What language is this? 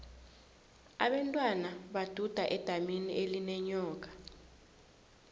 South Ndebele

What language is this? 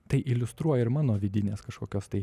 Lithuanian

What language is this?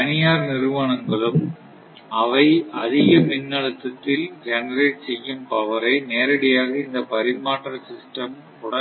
Tamil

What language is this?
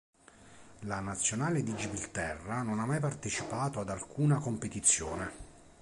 Italian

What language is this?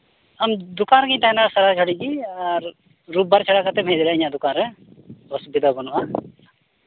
Santali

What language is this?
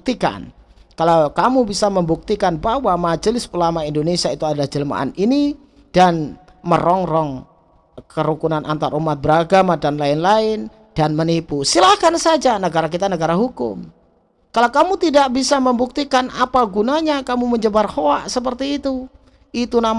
Indonesian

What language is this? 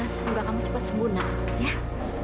Indonesian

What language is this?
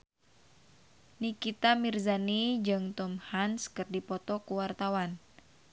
Sundanese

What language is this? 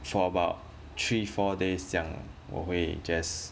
English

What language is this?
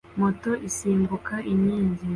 Kinyarwanda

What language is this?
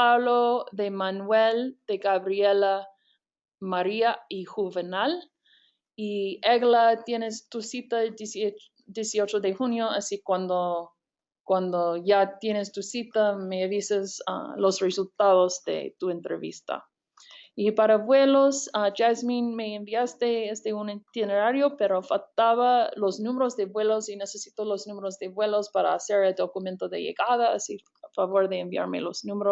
Spanish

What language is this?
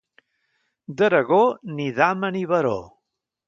Catalan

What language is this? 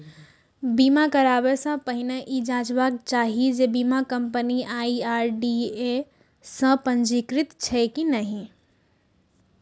Maithili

